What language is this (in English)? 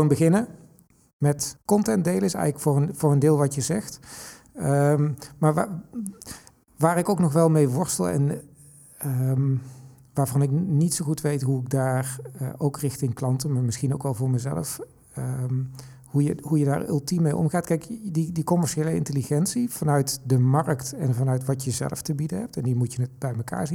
Dutch